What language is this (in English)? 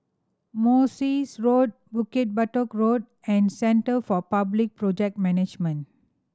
English